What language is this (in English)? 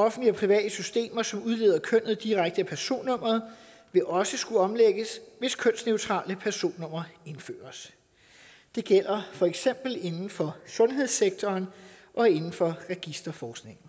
Danish